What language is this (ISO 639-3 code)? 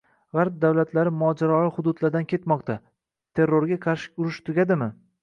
uzb